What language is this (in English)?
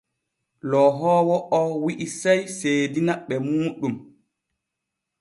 Borgu Fulfulde